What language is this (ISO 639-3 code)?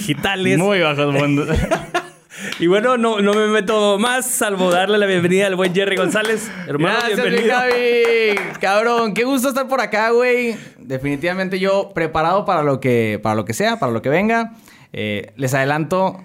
spa